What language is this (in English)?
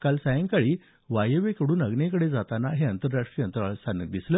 Marathi